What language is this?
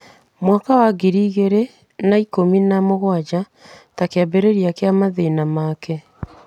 Kikuyu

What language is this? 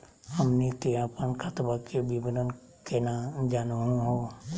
Magahi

